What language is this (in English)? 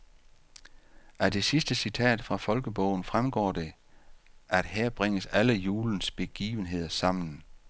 Danish